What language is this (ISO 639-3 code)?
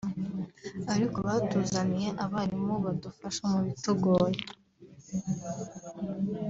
kin